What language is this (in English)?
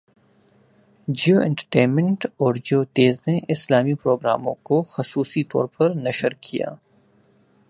Urdu